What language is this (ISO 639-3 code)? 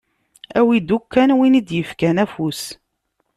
kab